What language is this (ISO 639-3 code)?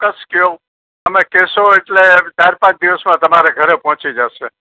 guj